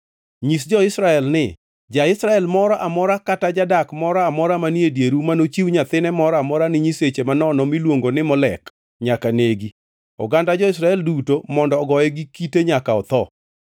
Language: Luo (Kenya and Tanzania)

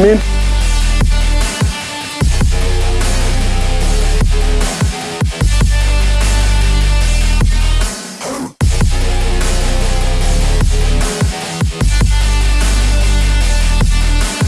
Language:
French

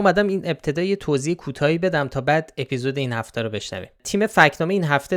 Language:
Persian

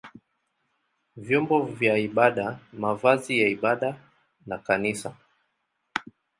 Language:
Swahili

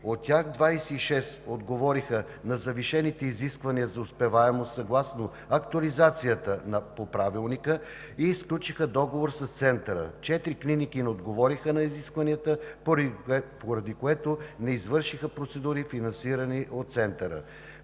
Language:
Bulgarian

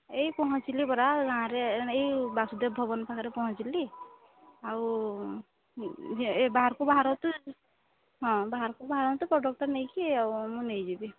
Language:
Odia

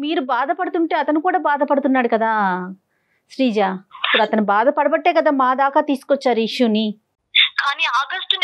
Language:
Telugu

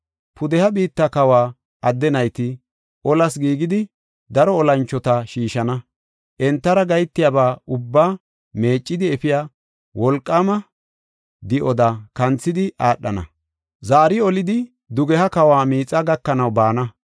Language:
Gofa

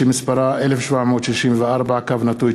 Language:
Hebrew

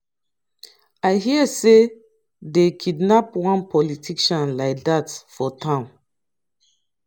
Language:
Nigerian Pidgin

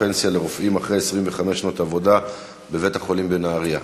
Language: Hebrew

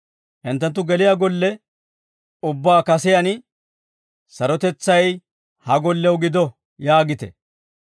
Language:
Dawro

